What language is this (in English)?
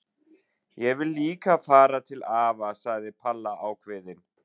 Icelandic